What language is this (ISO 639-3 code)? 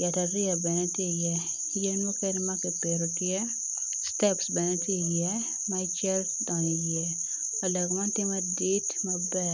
ach